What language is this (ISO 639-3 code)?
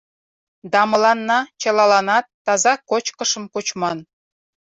chm